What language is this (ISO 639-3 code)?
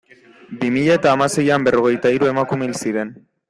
eus